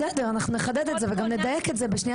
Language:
Hebrew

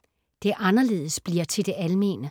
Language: Danish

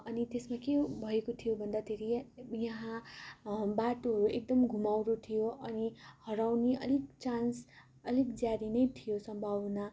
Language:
Nepali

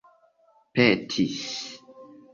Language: Esperanto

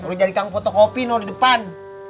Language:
Indonesian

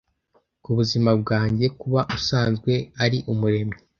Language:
Kinyarwanda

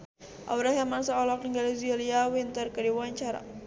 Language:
Sundanese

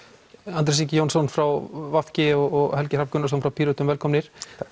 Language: Icelandic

